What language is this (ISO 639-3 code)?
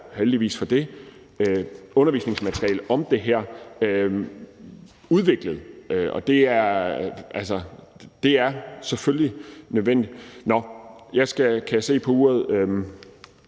dan